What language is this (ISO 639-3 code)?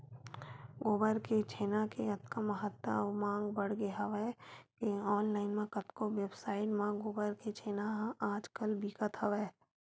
hne